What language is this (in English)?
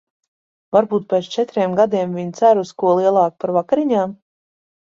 Latvian